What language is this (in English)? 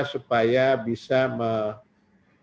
Indonesian